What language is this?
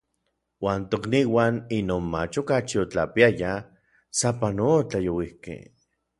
Orizaba Nahuatl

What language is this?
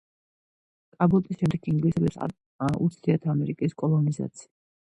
Georgian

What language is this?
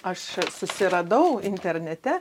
Lithuanian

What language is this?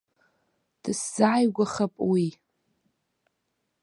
Abkhazian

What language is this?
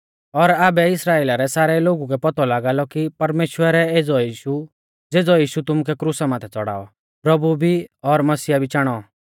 Mahasu Pahari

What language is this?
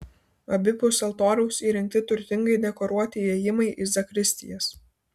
Lithuanian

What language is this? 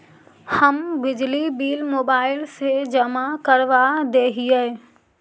Magahi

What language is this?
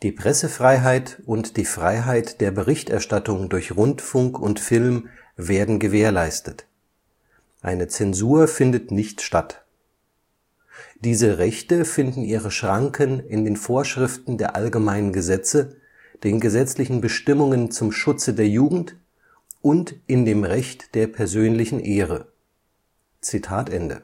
German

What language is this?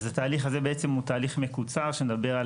Hebrew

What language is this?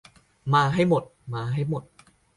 Thai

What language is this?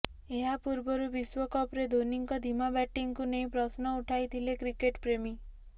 Odia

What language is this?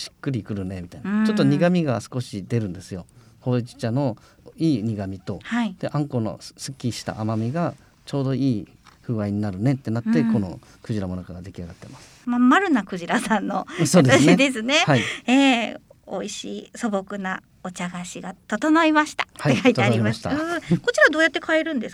Japanese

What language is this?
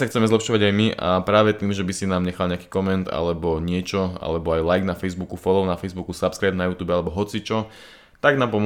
Slovak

